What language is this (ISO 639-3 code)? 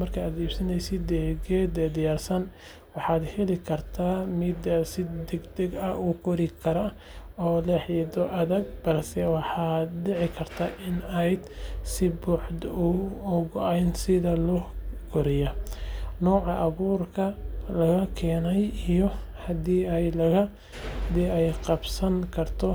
som